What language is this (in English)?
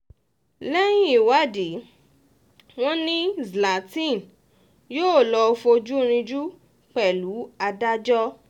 Yoruba